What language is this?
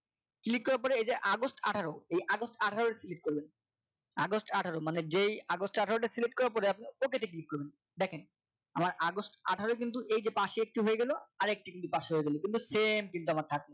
Bangla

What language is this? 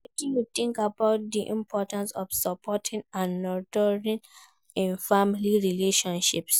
Nigerian Pidgin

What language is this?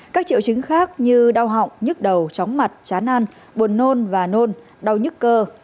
Vietnamese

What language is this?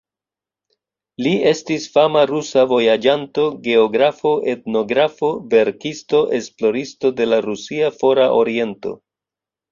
Esperanto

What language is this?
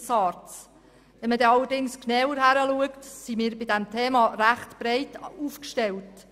Swiss German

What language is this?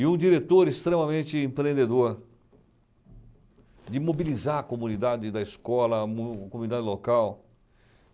Portuguese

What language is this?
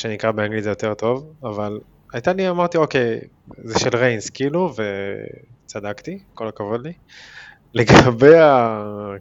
Hebrew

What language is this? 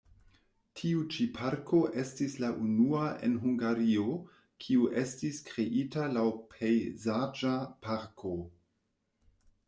Esperanto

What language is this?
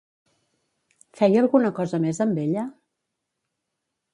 Catalan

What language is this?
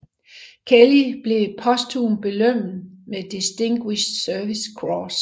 Danish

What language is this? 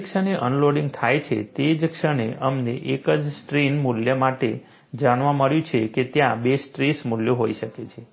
Gujarati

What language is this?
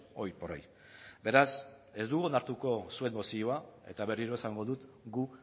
Basque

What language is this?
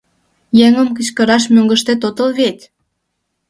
Mari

